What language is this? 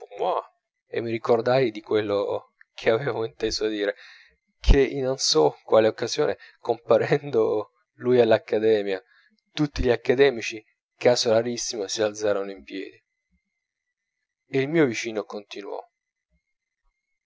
Italian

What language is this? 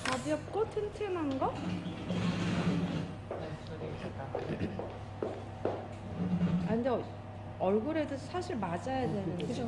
Korean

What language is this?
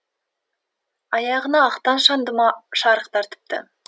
Kazakh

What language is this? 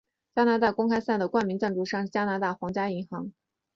Chinese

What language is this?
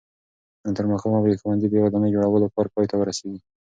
Pashto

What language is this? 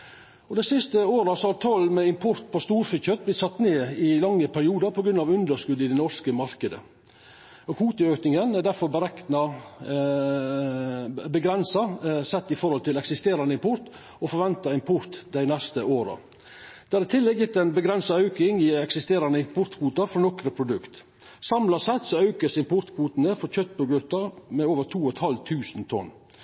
Norwegian Nynorsk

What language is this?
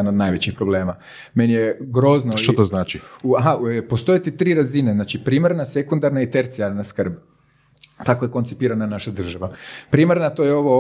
Croatian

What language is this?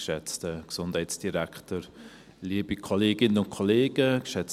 Swiss German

